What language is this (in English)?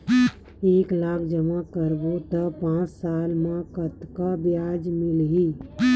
Chhattisgarhi